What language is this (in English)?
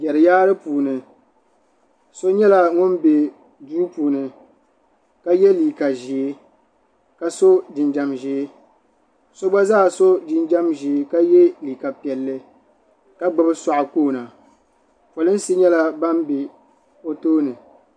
Dagbani